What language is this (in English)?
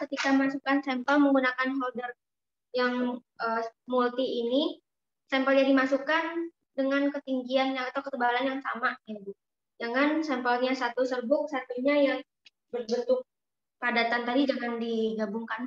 Indonesian